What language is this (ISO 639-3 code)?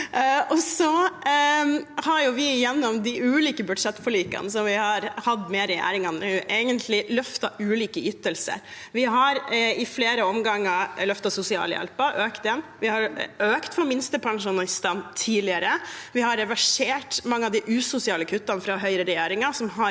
nor